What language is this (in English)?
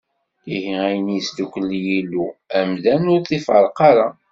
Kabyle